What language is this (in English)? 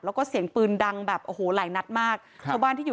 Thai